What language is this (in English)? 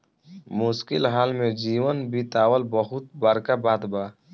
Bhojpuri